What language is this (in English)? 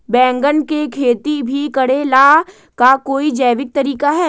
Magahi